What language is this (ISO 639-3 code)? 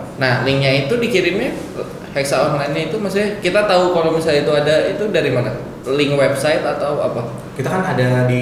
ind